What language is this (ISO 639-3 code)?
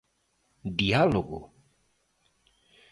glg